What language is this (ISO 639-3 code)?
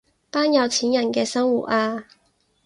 yue